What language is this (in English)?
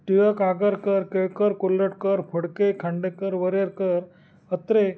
Marathi